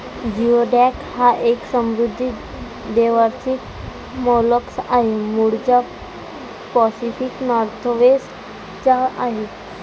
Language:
Marathi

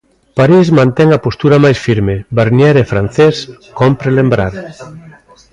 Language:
Galician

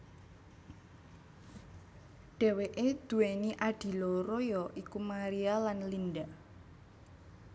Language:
Javanese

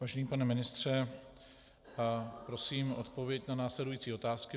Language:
Czech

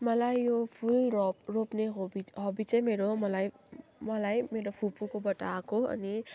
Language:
Nepali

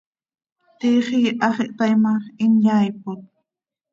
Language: Seri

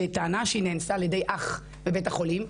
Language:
Hebrew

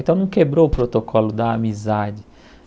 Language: Portuguese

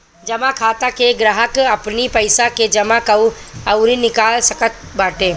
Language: Bhojpuri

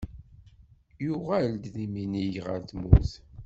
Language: Kabyle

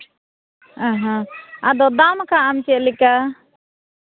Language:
Santali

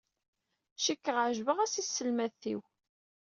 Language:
Kabyle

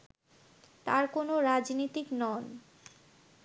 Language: Bangla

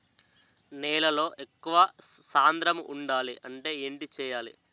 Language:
Telugu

